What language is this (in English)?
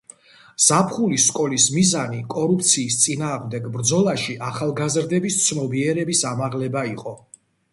Georgian